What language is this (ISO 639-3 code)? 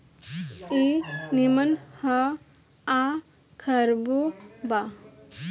bho